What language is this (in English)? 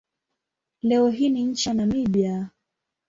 Swahili